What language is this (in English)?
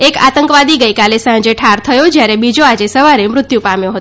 Gujarati